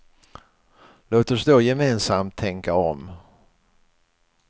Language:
Swedish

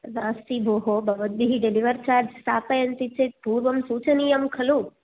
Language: Sanskrit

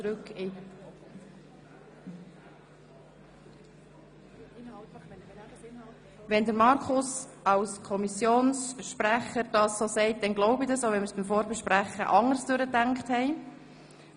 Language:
Swiss German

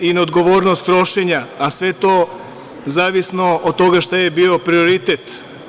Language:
Serbian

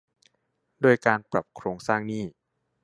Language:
Thai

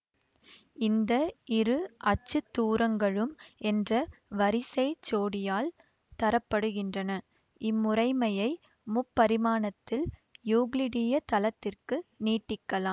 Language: Tamil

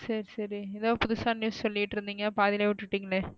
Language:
Tamil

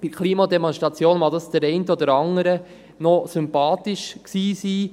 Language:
Swiss German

